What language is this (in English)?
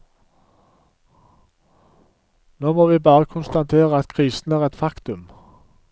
Norwegian